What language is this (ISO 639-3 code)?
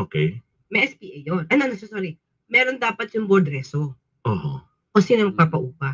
fil